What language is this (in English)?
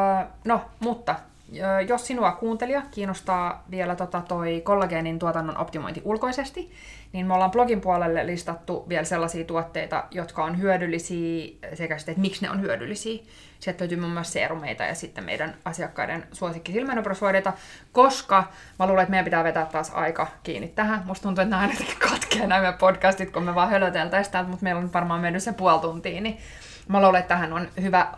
Finnish